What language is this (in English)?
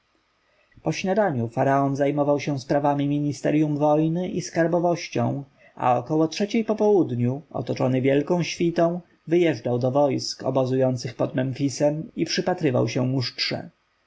Polish